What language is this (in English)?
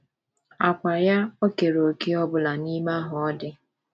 Igbo